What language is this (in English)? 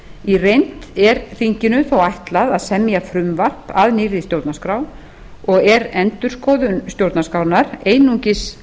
Icelandic